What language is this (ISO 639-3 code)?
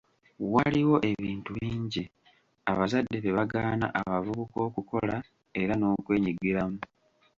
lug